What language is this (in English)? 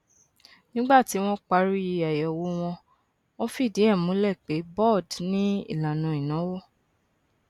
Yoruba